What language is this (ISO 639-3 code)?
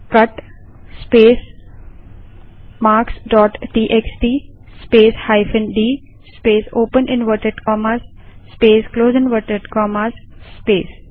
hin